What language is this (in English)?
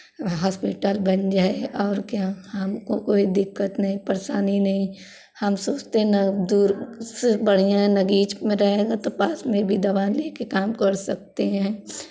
Hindi